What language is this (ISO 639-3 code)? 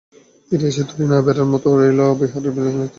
ben